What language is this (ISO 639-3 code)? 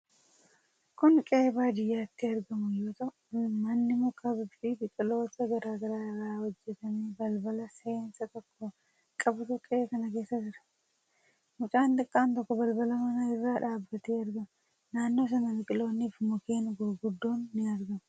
orm